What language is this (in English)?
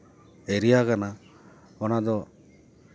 Santali